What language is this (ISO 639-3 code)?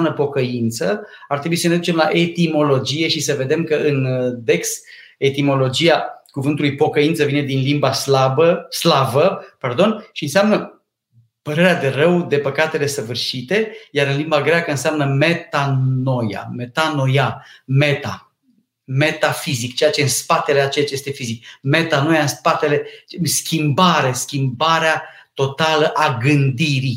ron